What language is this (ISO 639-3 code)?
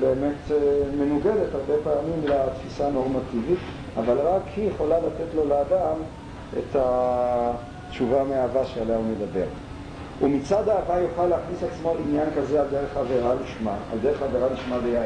heb